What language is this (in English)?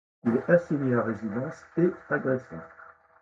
French